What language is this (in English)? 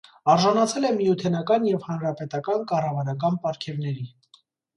Armenian